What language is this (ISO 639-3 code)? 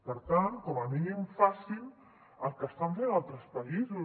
cat